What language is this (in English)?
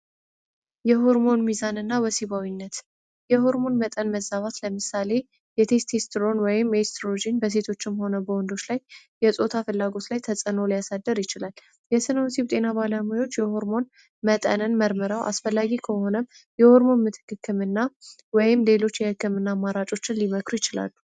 Amharic